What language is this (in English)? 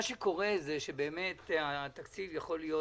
Hebrew